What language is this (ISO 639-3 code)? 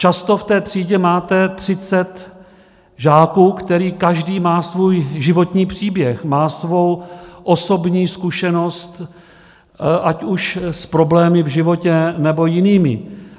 ces